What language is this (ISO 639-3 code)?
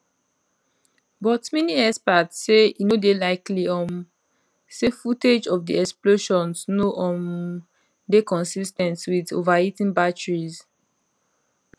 pcm